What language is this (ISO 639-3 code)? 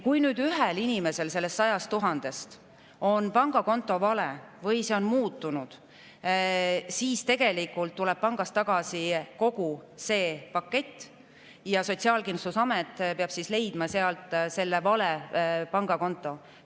est